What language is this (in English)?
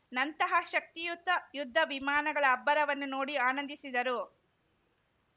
Kannada